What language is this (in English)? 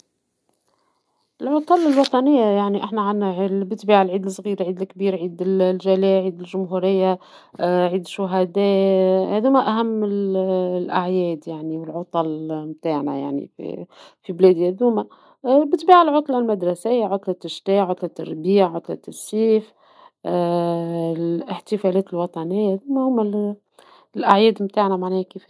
Tunisian Arabic